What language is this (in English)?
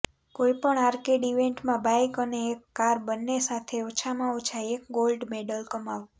Gujarati